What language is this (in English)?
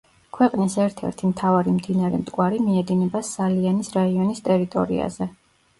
Georgian